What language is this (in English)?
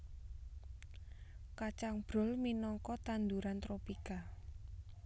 Javanese